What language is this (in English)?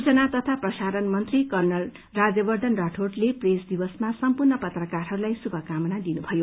Nepali